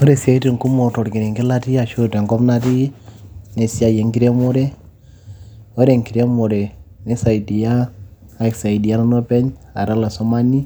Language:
Masai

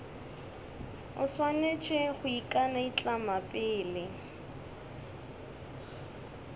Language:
Northern Sotho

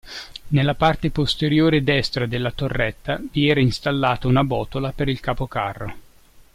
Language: Italian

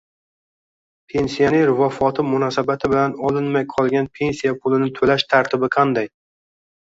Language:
Uzbek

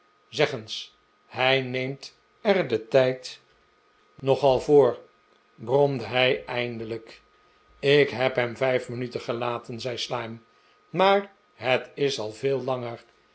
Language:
Dutch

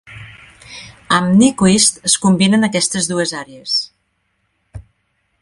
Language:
Catalan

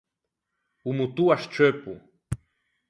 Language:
Ligurian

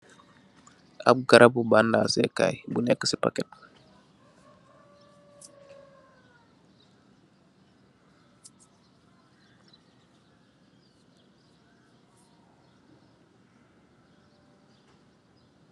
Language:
Wolof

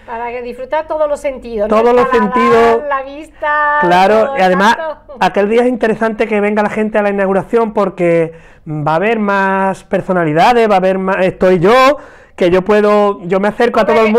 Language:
Spanish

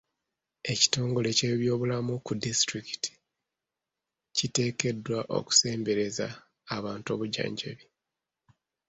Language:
Ganda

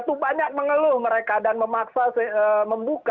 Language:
Indonesian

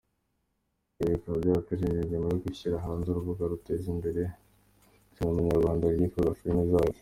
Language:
Kinyarwanda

